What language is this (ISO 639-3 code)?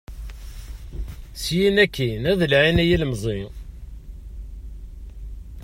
kab